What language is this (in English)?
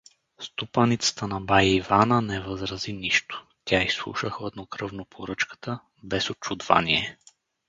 Bulgarian